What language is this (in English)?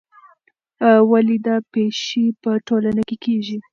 Pashto